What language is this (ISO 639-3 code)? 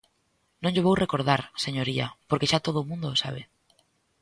glg